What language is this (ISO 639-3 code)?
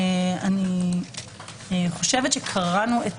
heb